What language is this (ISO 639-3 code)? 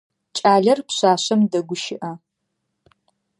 ady